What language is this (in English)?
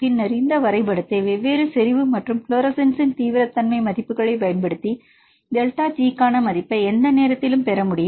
Tamil